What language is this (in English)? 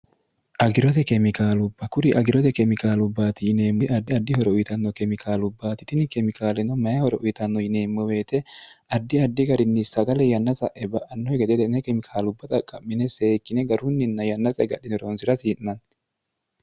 Sidamo